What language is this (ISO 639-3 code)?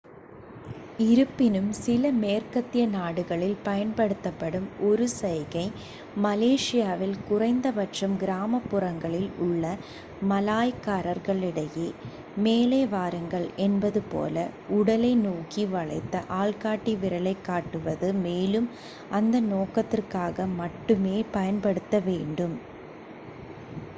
tam